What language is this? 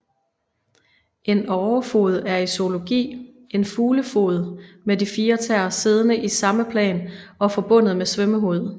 Danish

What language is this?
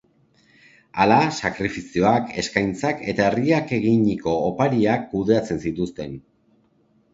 Basque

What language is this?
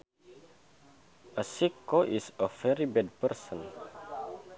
Sundanese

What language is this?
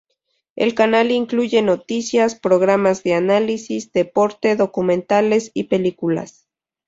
Spanish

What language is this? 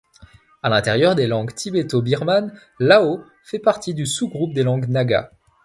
French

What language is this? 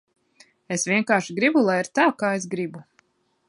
Latvian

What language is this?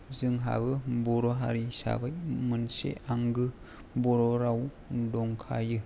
Bodo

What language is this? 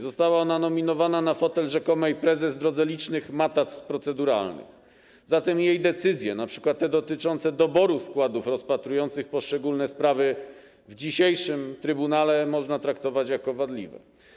Polish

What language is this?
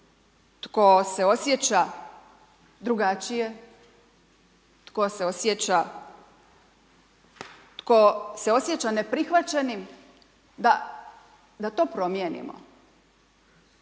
Croatian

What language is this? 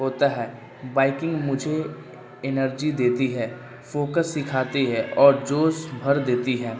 Urdu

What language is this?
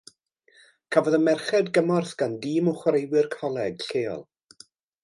Welsh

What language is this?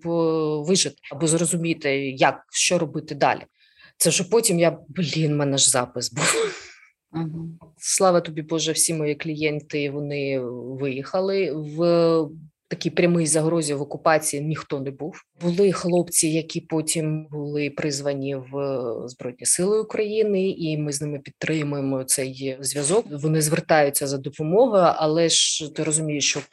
Ukrainian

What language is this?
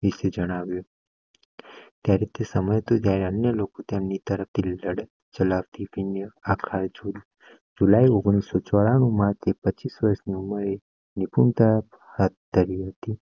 Gujarati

